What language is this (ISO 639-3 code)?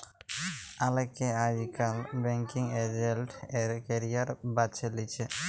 ben